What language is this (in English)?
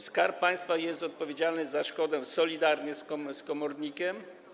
Polish